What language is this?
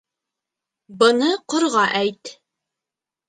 Bashkir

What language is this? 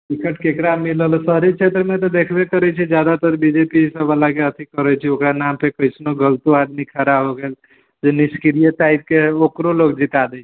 Maithili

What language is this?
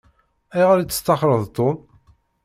Kabyle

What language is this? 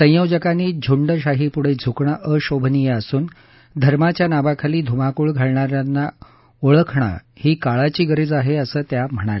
Marathi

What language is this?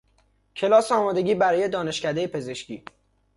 Persian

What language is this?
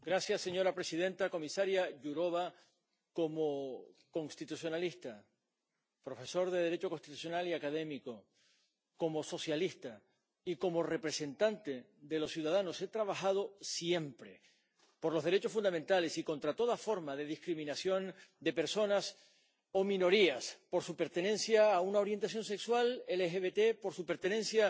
Spanish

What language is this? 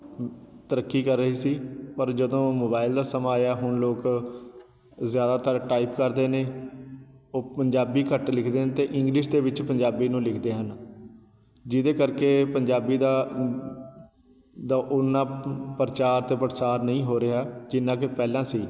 Punjabi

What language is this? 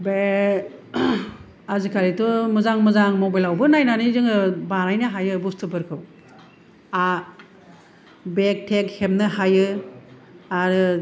Bodo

